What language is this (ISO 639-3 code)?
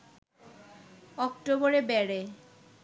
ben